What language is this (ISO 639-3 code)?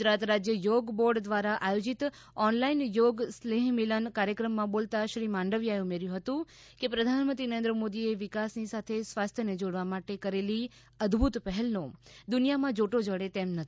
guj